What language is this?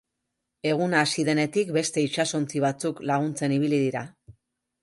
Basque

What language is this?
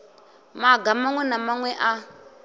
Venda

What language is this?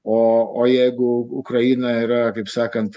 Lithuanian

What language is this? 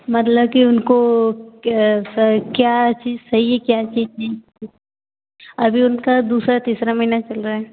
Hindi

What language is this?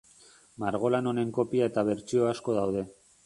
Basque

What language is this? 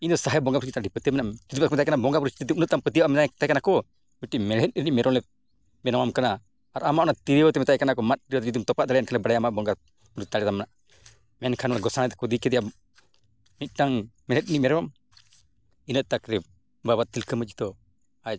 Santali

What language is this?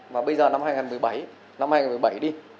Vietnamese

